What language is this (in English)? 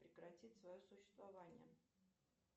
Russian